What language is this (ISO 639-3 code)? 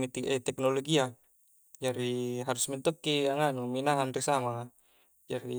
kjc